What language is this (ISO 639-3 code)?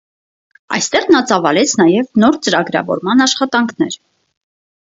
hye